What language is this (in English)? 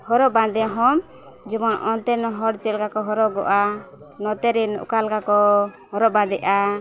Santali